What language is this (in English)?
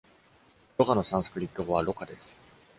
Japanese